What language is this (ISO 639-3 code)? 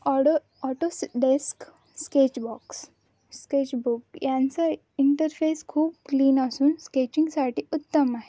mar